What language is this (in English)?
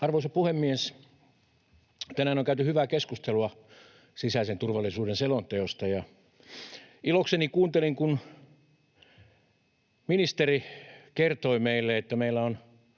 Finnish